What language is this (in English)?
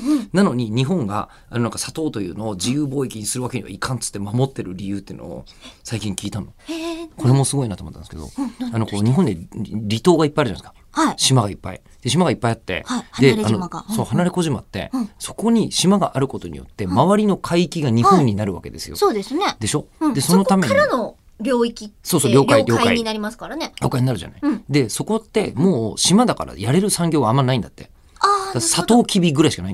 Japanese